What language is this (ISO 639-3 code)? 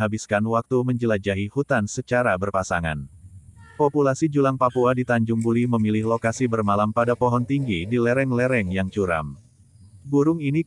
ind